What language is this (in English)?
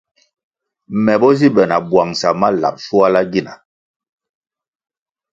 Kwasio